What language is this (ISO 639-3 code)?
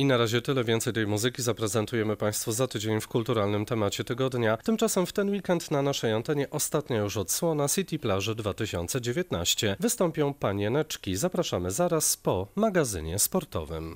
pol